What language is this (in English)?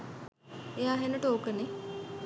Sinhala